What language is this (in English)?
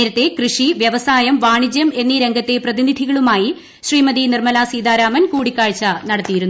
Malayalam